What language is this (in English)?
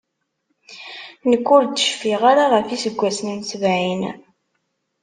Kabyle